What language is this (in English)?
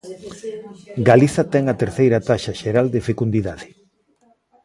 Galician